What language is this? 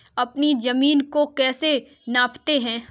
Hindi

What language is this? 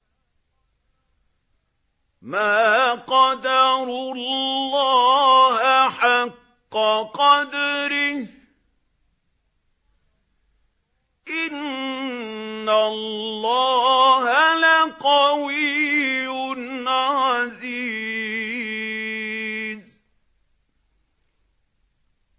Arabic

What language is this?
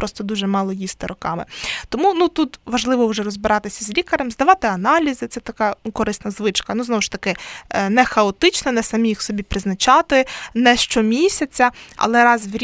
Ukrainian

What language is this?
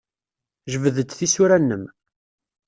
Kabyle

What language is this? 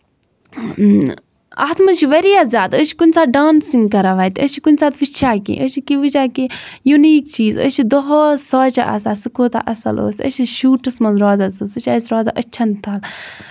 Kashmiri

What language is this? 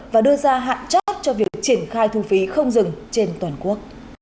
Vietnamese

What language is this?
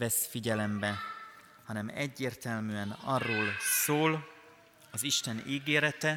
Hungarian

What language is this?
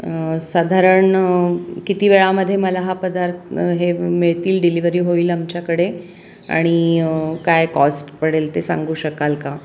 Marathi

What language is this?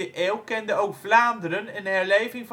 Dutch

